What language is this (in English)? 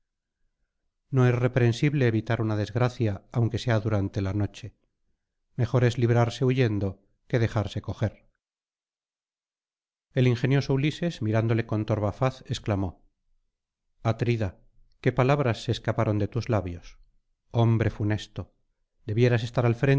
Spanish